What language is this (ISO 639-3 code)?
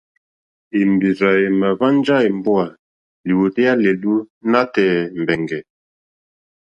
bri